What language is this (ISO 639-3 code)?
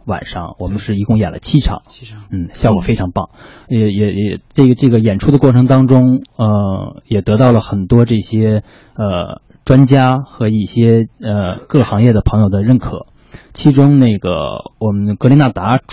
zho